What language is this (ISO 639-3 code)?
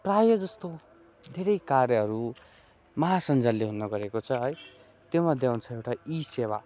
nep